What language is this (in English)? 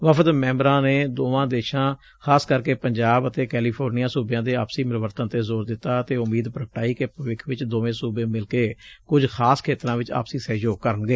Punjabi